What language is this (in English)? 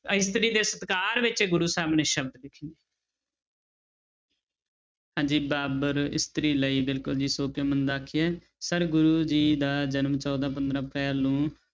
Punjabi